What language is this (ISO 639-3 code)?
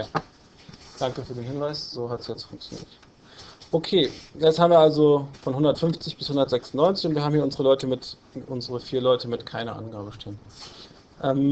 deu